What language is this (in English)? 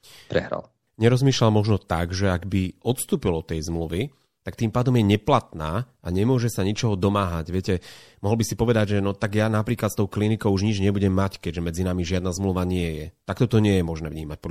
Slovak